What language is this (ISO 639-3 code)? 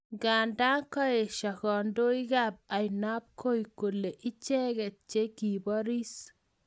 kln